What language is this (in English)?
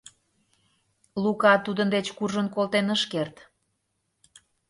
Mari